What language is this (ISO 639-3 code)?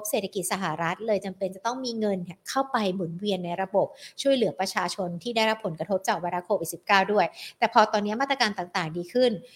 tha